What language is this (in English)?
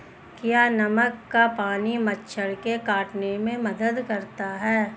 Hindi